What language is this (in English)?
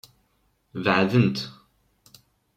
Kabyle